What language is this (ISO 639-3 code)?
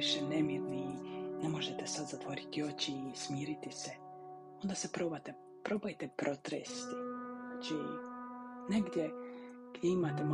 hrv